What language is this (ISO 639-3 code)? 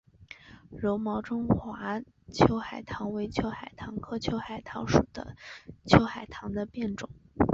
zho